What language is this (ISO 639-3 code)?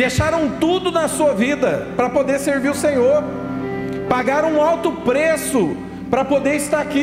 por